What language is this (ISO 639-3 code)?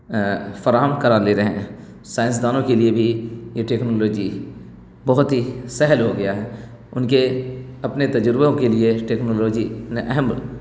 urd